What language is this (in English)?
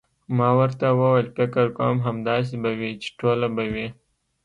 Pashto